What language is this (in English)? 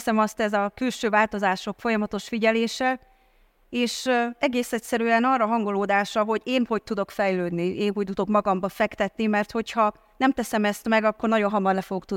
Hungarian